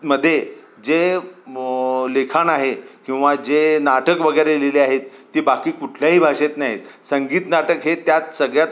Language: Marathi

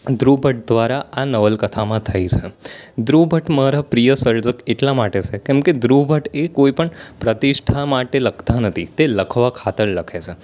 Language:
Gujarati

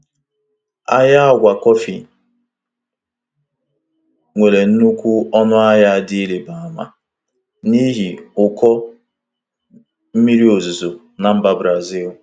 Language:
Igbo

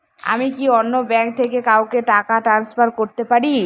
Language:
Bangla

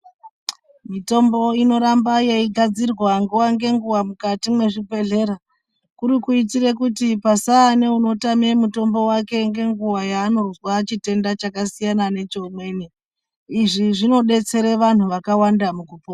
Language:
Ndau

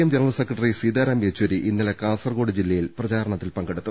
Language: Malayalam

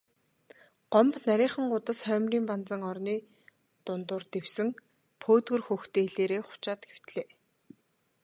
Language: Mongolian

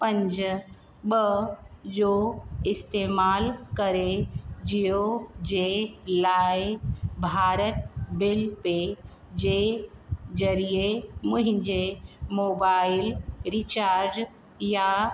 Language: Sindhi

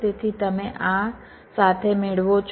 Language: Gujarati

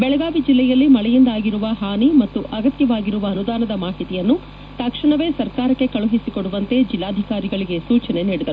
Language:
Kannada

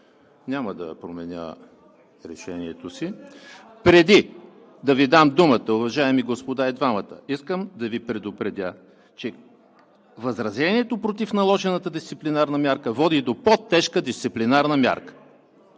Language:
Bulgarian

